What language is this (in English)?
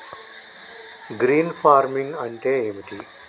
Telugu